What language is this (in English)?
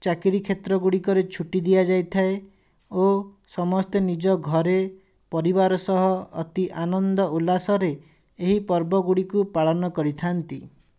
Odia